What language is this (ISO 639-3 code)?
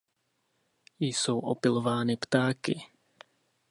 ces